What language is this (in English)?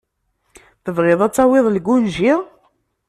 Kabyle